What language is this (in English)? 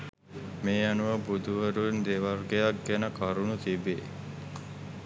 Sinhala